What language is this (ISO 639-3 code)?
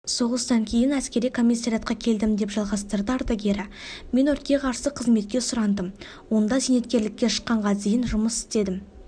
kaz